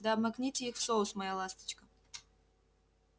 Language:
Russian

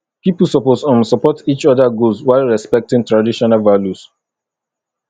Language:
Nigerian Pidgin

